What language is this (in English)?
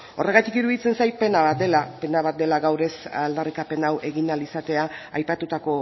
Basque